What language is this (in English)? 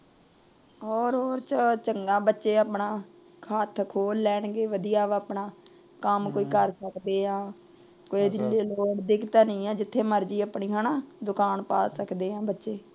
Punjabi